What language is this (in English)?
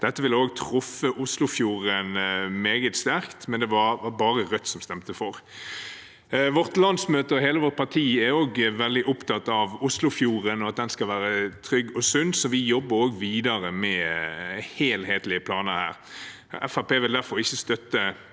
Norwegian